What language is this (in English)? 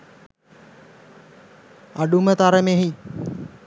Sinhala